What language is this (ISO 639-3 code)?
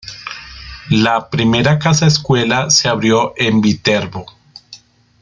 spa